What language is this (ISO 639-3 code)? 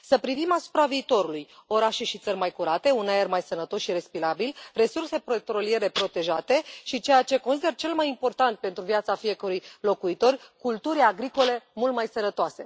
ron